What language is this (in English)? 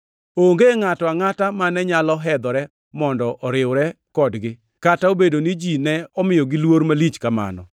Luo (Kenya and Tanzania)